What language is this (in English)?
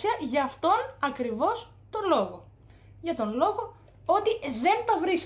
Greek